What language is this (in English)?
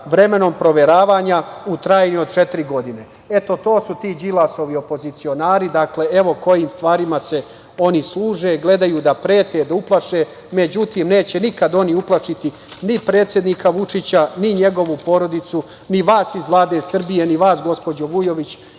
Serbian